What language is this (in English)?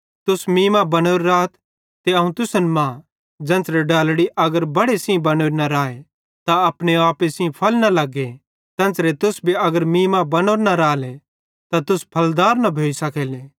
Bhadrawahi